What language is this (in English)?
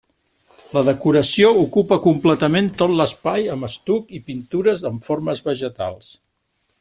Catalan